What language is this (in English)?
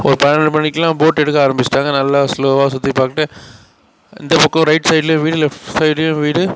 Tamil